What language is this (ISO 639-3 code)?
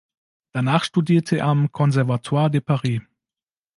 deu